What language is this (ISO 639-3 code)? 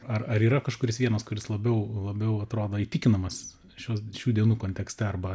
lit